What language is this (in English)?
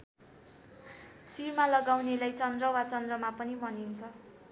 Nepali